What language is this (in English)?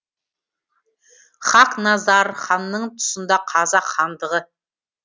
Kazakh